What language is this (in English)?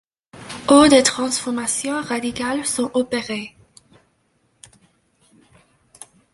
French